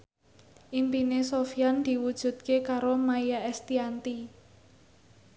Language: Javanese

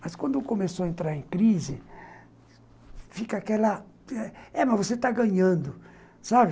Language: Portuguese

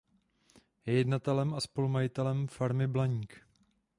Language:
Czech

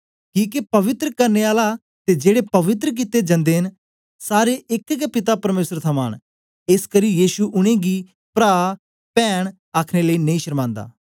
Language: Dogri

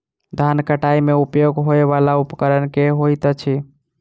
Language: Maithili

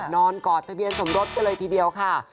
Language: Thai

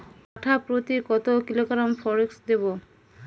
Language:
Bangla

